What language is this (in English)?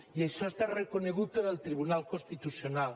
Catalan